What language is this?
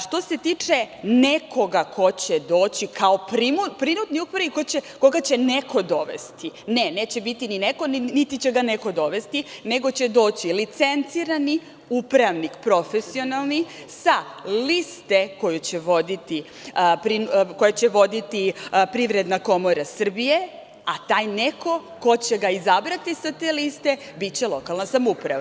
Serbian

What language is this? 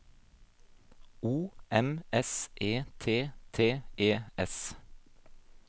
Norwegian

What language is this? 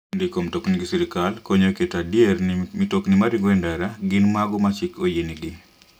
Luo (Kenya and Tanzania)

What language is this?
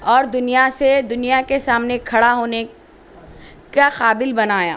Urdu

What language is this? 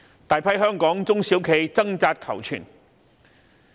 Cantonese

